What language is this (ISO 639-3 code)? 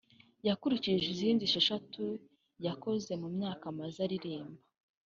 kin